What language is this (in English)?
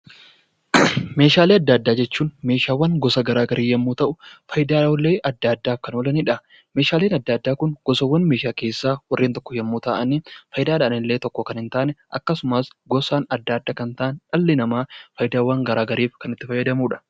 Oromo